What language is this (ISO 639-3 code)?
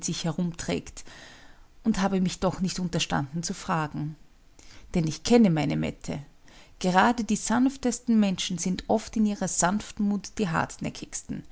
deu